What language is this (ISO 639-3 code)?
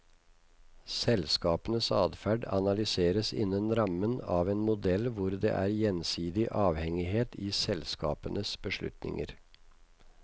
nor